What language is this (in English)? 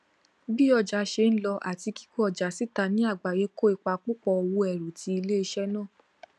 Yoruba